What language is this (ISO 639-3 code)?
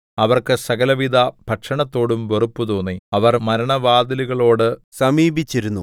mal